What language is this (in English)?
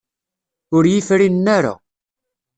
Kabyle